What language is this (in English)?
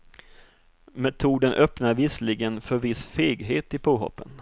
Swedish